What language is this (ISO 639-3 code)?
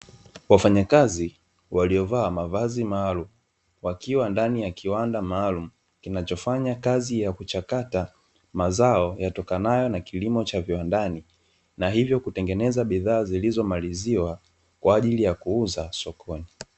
swa